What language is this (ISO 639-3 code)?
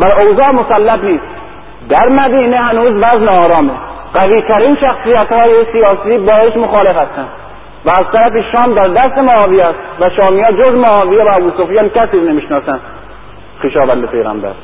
fas